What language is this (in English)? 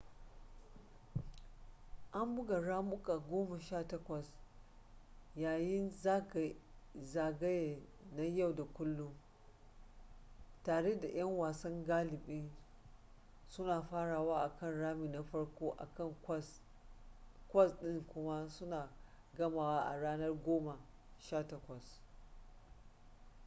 Hausa